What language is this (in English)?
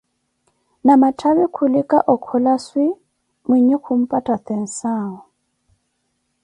Koti